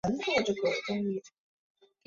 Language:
Chinese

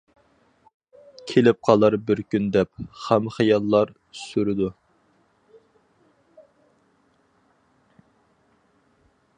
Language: Uyghur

